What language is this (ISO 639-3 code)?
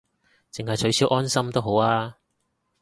yue